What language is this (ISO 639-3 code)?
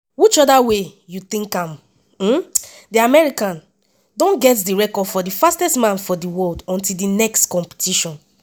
pcm